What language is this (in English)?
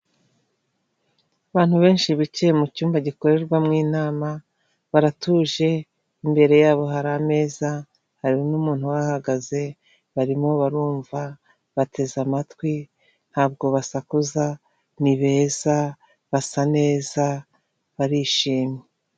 Kinyarwanda